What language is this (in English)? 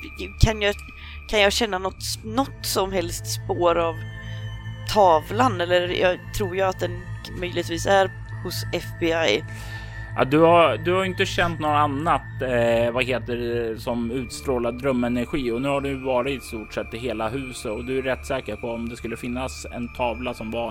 Swedish